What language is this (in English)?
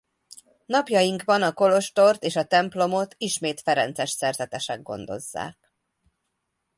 Hungarian